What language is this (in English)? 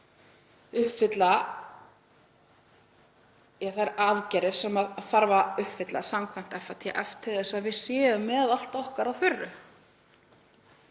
Icelandic